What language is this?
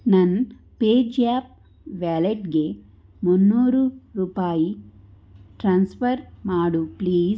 Kannada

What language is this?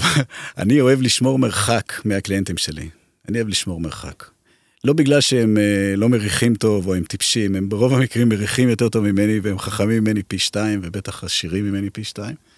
Hebrew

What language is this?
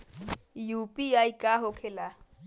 Bhojpuri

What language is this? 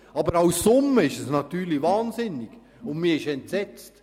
Swiss German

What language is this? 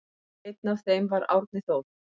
Icelandic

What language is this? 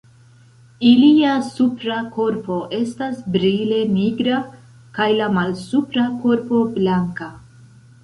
Esperanto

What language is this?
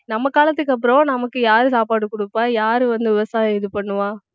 Tamil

